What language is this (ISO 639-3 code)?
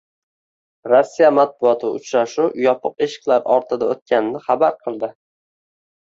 uzb